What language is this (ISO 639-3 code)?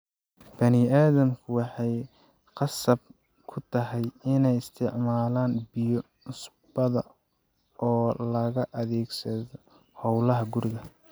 som